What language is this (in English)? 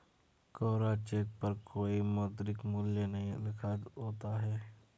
Hindi